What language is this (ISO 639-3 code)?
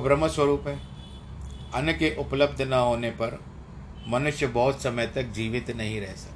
hin